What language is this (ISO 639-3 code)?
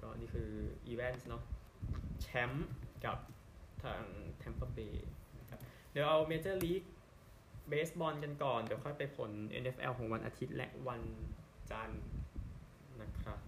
tha